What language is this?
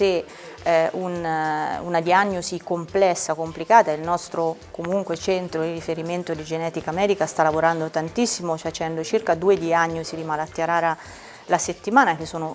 Italian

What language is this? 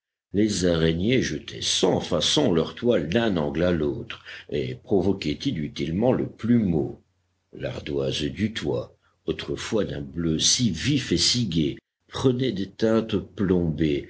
French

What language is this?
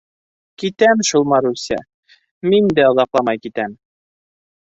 Bashkir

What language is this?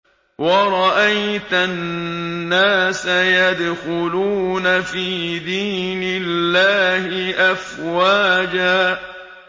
Arabic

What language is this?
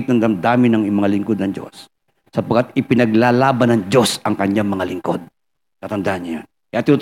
Filipino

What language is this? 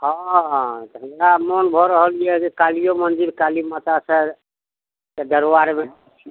Maithili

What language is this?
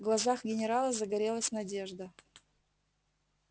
Russian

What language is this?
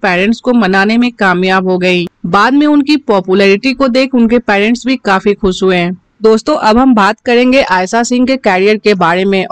Hindi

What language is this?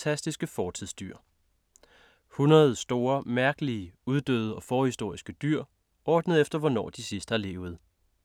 Danish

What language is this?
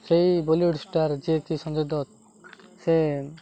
Odia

